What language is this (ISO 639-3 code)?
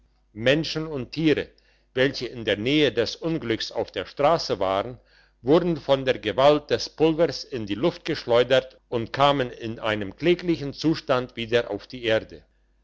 deu